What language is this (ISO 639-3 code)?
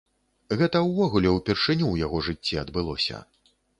bel